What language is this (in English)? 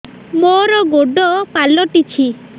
Odia